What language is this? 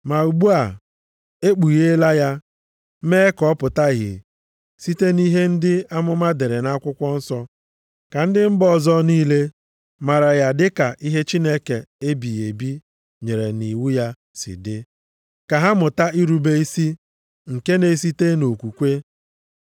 Igbo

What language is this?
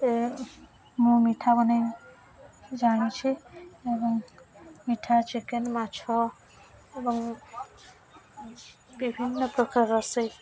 Odia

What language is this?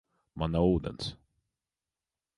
Latvian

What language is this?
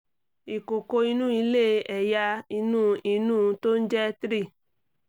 Yoruba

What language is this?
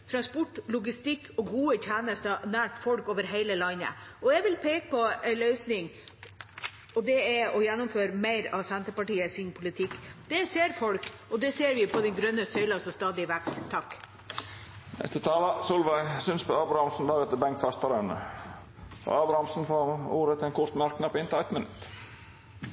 Norwegian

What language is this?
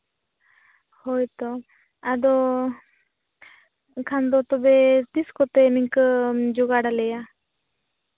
Santali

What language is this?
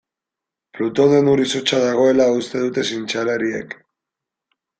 Basque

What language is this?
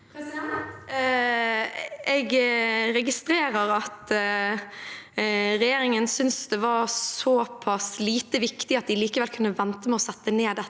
Norwegian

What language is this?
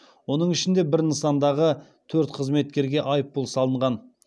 Kazakh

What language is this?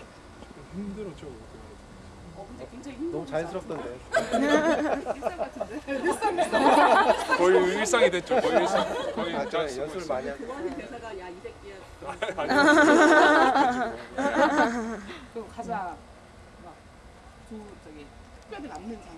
Korean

